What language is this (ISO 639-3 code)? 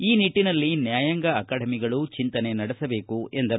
kan